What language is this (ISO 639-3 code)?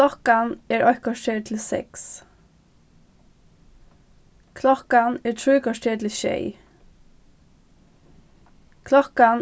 fao